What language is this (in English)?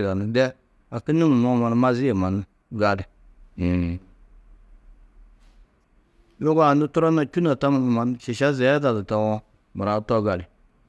Tedaga